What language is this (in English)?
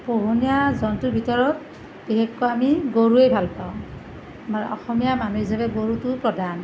Assamese